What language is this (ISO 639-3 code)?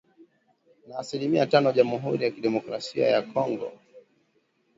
swa